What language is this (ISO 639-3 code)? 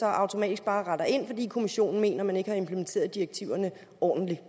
dan